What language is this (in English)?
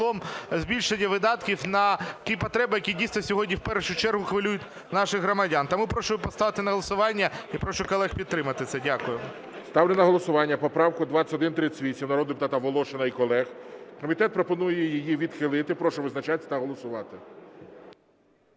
Ukrainian